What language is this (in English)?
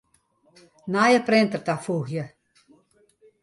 Western Frisian